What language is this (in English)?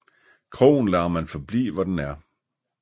Danish